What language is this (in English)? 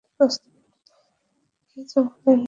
Bangla